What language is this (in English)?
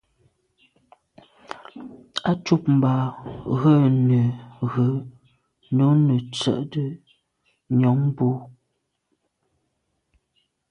Medumba